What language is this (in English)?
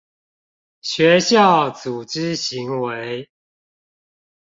Chinese